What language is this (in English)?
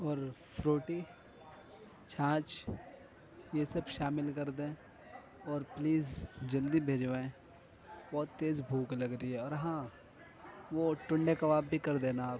Urdu